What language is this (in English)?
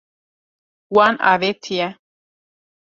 Kurdish